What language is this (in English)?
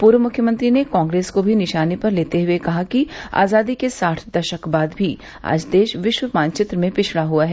Hindi